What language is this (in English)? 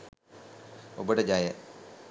Sinhala